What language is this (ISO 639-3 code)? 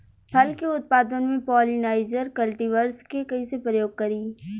bho